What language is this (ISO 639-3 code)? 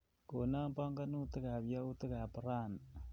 kln